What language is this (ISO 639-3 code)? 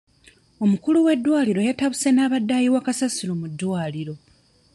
lug